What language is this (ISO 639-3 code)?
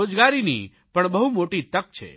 guj